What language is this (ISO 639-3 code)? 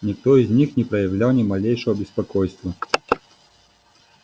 rus